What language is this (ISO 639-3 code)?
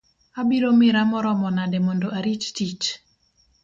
luo